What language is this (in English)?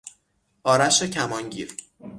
Persian